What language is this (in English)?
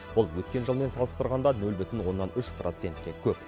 Kazakh